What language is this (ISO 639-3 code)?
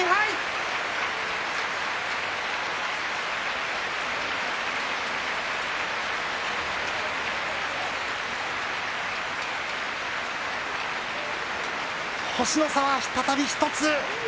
jpn